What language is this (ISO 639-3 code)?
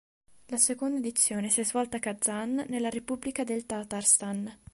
ita